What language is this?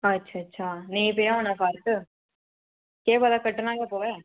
Dogri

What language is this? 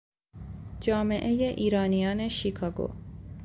Persian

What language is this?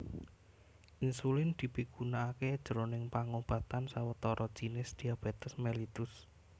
Javanese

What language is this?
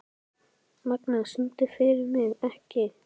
Icelandic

